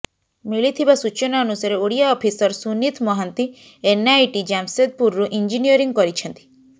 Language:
Odia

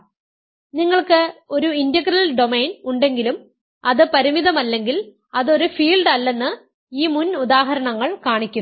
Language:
Malayalam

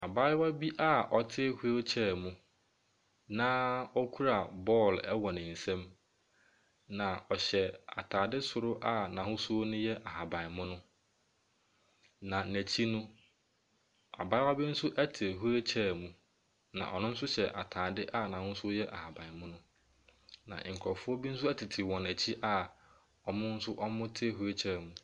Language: Akan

